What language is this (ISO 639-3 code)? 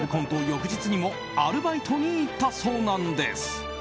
jpn